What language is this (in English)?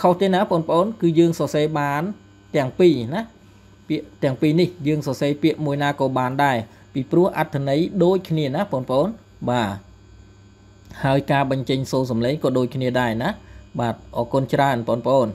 Thai